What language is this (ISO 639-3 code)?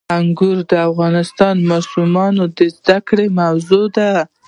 pus